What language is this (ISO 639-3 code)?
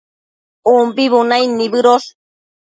mcf